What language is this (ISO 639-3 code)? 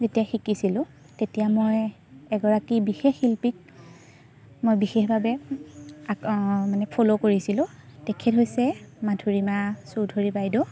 asm